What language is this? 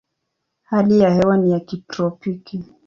Swahili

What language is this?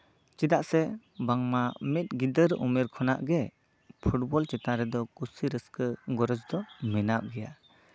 Santali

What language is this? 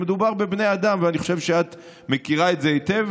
Hebrew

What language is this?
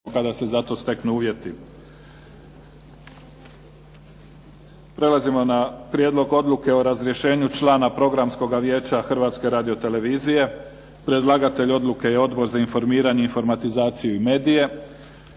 Croatian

